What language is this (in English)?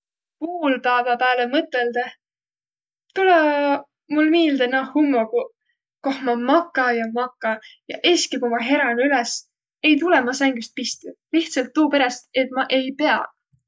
Võro